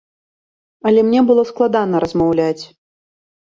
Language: Belarusian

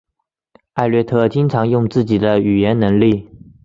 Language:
Chinese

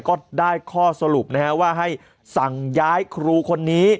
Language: Thai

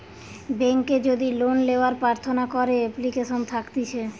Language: Bangla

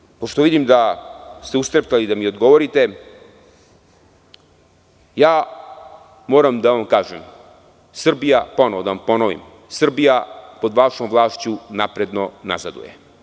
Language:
Serbian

